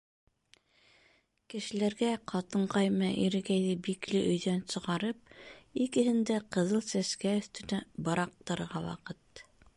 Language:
Bashkir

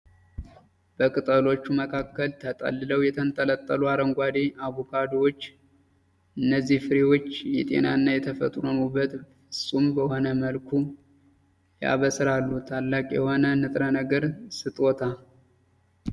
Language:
Amharic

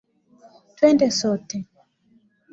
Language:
Swahili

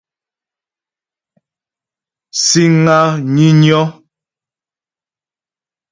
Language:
Ghomala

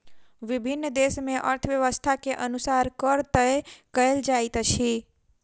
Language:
Maithili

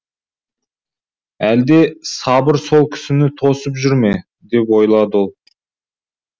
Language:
Kazakh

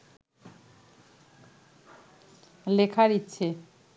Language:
Bangla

